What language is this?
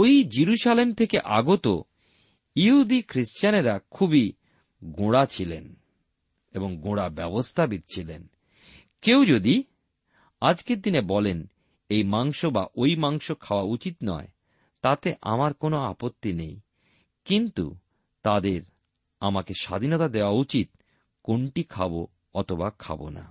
Bangla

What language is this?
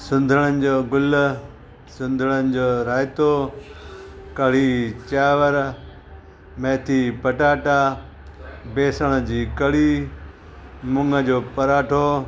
Sindhi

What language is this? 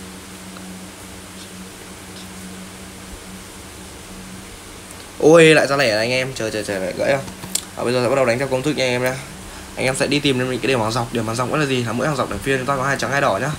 Vietnamese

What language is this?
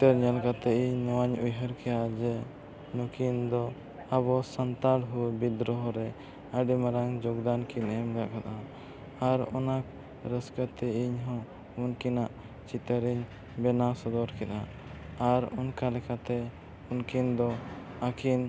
Santali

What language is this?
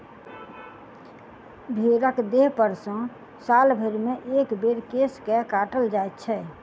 Maithili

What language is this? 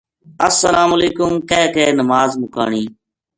Gujari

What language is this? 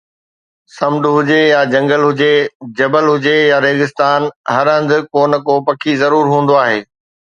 Sindhi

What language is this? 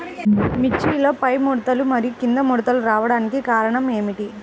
Telugu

